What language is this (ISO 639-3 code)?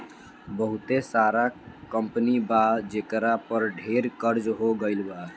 bho